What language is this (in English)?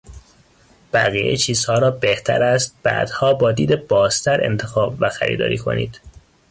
Persian